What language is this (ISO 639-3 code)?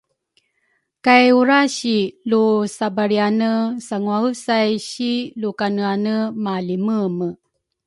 dru